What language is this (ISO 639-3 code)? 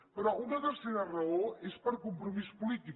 cat